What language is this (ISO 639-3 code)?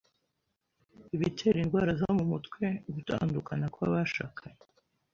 kin